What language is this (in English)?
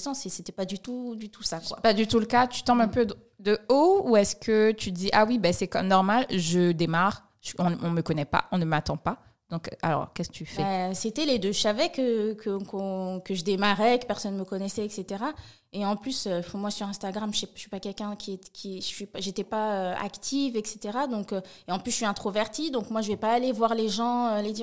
French